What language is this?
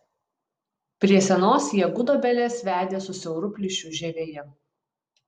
Lithuanian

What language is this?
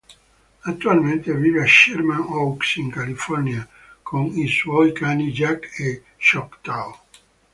Italian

